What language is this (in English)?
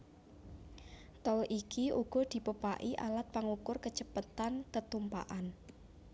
Javanese